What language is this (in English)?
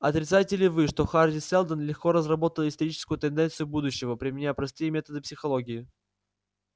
Russian